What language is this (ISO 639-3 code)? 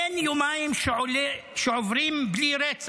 heb